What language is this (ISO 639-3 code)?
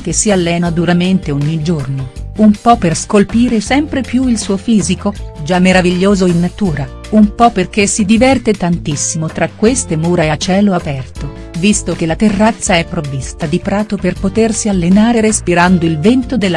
ita